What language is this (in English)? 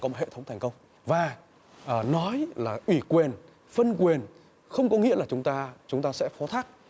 Vietnamese